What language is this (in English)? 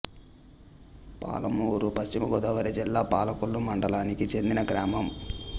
Telugu